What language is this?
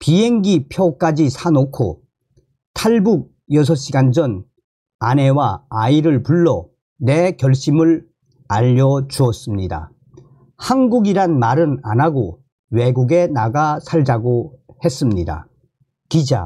Korean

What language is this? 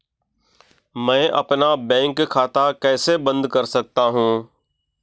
Hindi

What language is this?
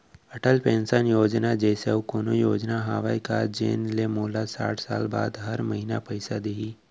Chhattisgarhi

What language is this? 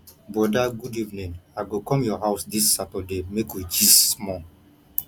Nigerian Pidgin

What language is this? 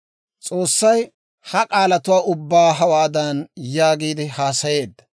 Dawro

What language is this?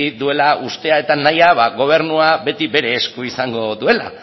Basque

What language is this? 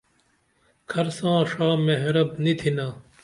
Dameli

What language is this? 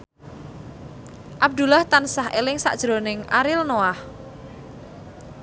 Javanese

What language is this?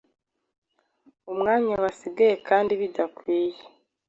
Kinyarwanda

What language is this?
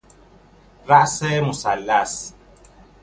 Persian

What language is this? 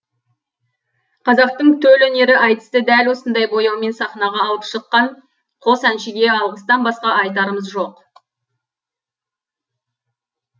Kazakh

